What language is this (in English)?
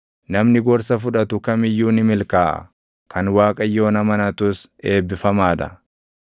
Oromo